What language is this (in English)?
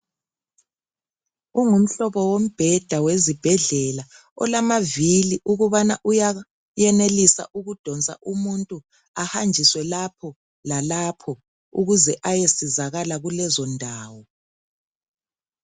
North Ndebele